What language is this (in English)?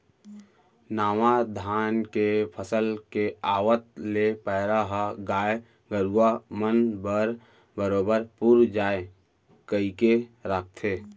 Chhattisgarhi